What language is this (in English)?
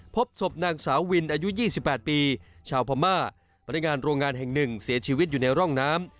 Thai